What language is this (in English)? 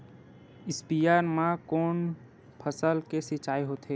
Chhattisgarhi